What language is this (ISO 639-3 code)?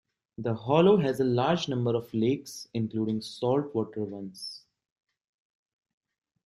eng